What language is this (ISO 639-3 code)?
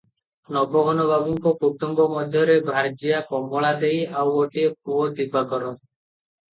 ori